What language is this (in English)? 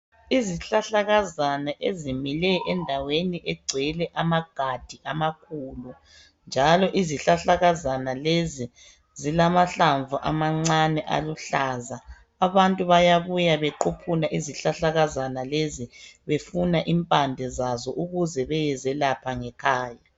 North Ndebele